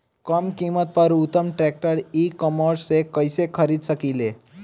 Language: Bhojpuri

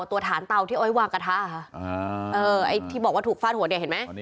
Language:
Thai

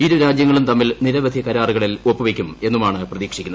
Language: Malayalam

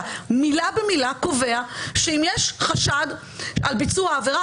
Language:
Hebrew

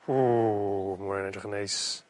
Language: Welsh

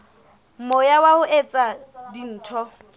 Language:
Southern Sotho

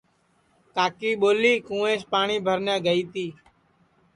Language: Sansi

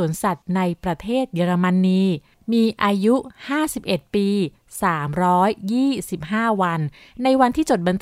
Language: Thai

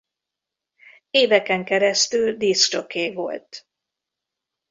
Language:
Hungarian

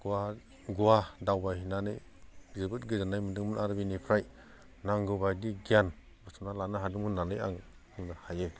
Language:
Bodo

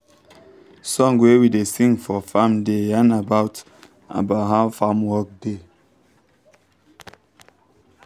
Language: Nigerian Pidgin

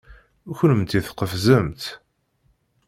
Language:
Kabyle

